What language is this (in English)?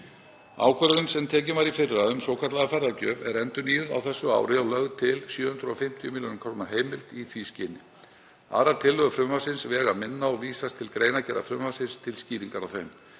Icelandic